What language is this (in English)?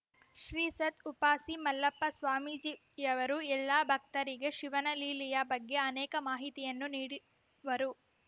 Kannada